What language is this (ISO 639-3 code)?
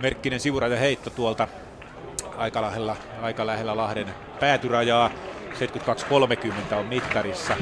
fin